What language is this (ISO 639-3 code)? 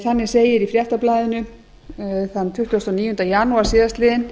isl